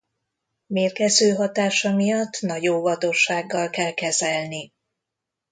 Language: Hungarian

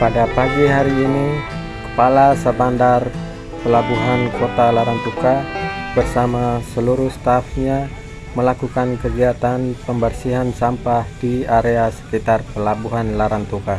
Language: Indonesian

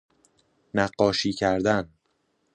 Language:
Persian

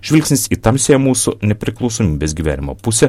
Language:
Lithuanian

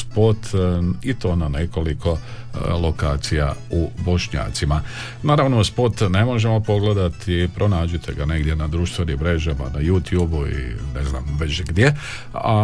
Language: Croatian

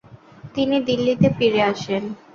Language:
Bangla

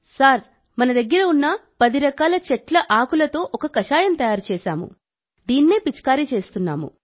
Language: Telugu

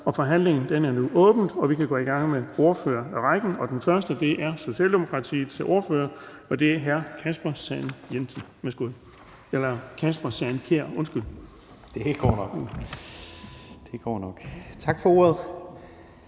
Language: Danish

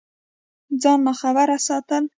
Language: Pashto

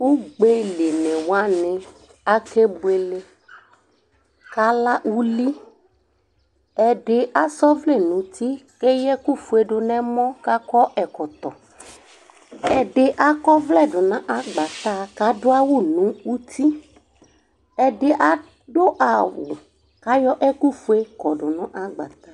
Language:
Ikposo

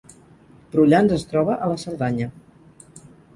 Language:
Catalan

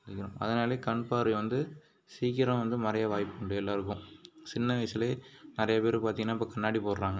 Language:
Tamil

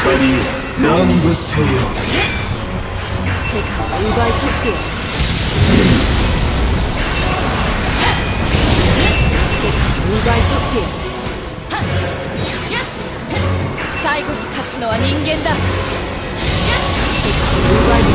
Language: Japanese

